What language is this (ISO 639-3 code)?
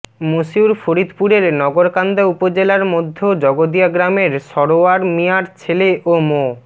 ben